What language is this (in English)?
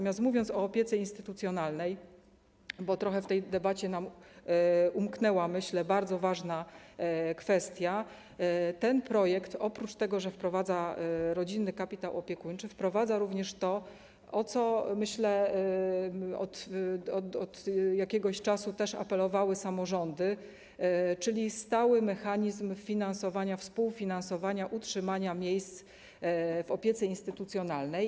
Polish